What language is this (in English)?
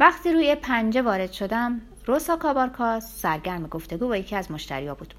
Persian